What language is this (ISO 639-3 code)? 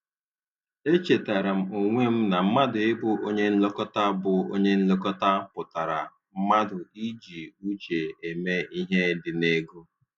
ibo